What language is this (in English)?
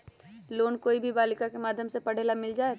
Magahi